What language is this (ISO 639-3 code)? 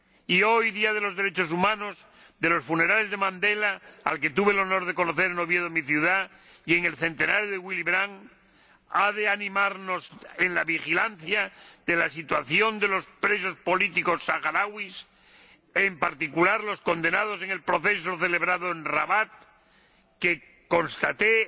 spa